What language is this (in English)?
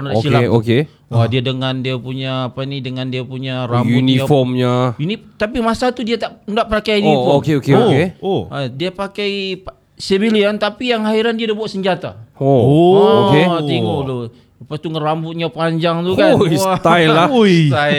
Malay